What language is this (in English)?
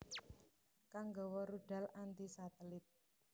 Javanese